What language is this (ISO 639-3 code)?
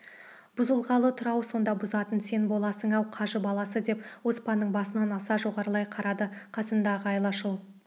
kaz